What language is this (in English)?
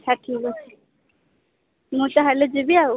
Odia